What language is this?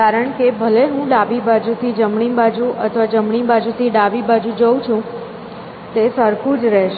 Gujarati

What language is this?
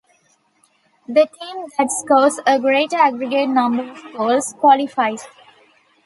English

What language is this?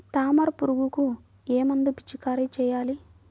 Telugu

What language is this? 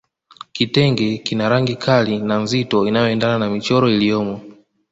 Swahili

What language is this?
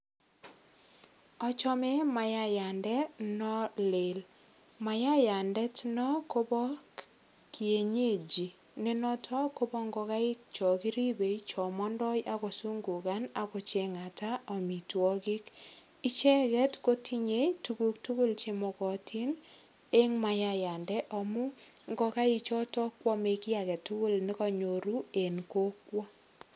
Kalenjin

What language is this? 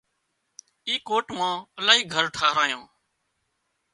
Wadiyara Koli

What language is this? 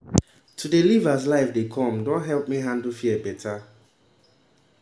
Nigerian Pidgin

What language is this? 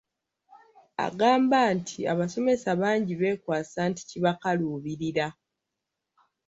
Ganda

